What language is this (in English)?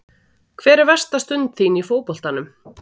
Icelandic